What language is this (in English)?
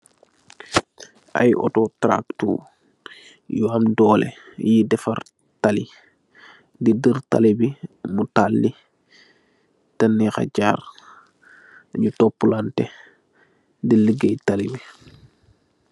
Wolof